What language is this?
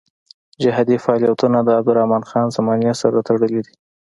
Pashto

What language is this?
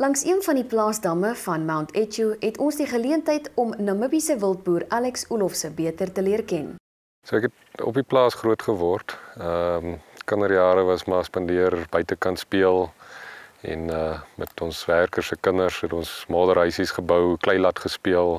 Dutch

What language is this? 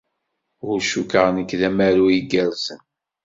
Kabyle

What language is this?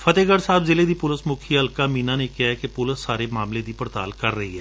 Punjabi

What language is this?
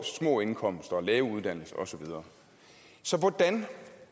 Danish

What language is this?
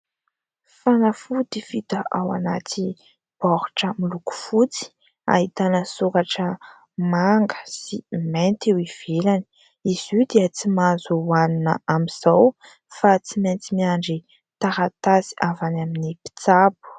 Malagasy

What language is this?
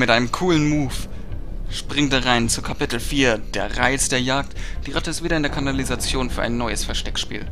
German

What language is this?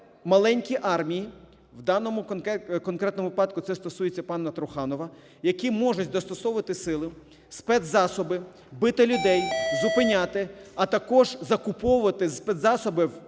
Ukrainian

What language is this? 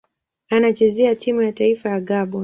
Swahili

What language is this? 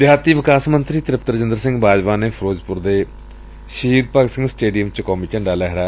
Punjabi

